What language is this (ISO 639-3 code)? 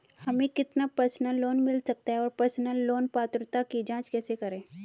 hin